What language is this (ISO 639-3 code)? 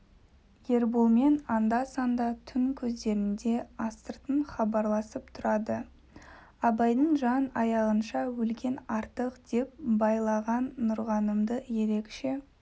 kaz